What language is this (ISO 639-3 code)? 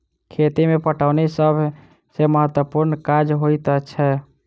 mai